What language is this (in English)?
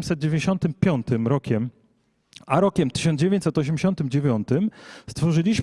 Polish